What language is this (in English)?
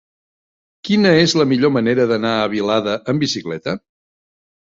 Catalan